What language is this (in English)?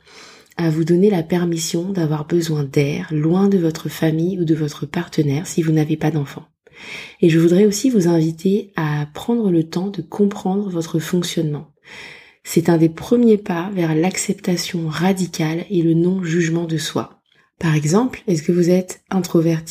French